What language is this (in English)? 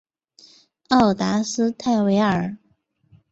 Chinese